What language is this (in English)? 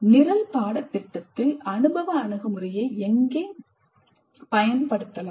Tamil